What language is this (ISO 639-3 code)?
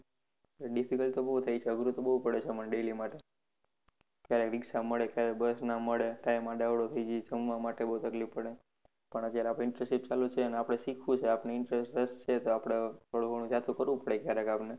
guj